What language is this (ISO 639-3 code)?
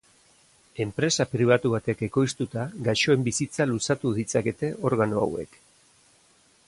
eus